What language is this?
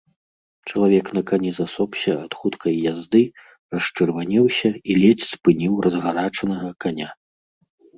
Belarusian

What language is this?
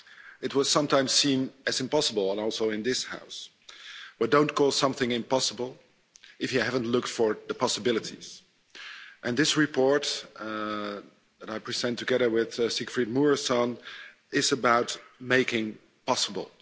English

